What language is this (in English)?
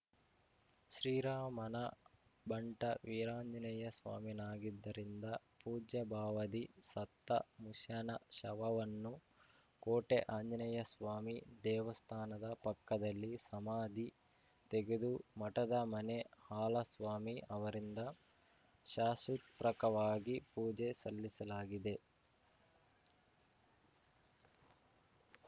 Kannada